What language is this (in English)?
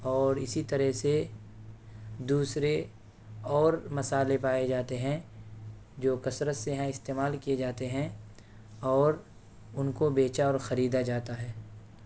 Urdu